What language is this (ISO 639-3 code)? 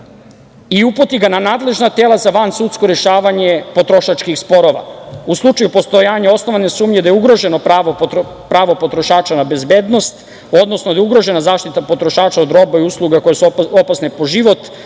srp